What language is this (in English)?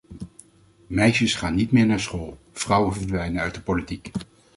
Dutch